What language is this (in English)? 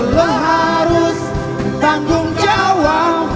Indonesian